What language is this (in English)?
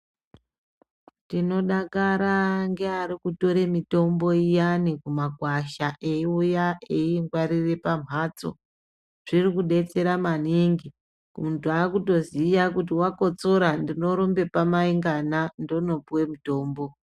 Ndau